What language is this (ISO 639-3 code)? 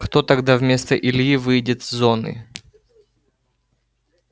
rus